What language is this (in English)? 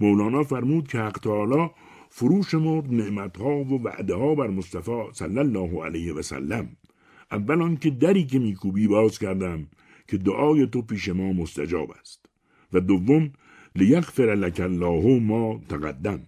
Persian